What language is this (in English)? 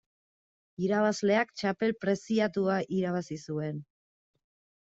Basque